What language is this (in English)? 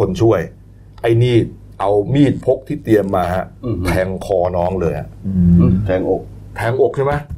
Thai